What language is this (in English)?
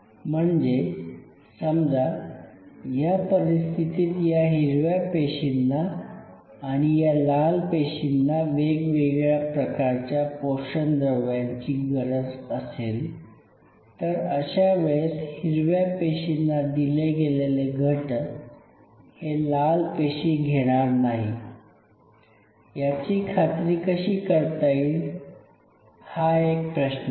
Marathi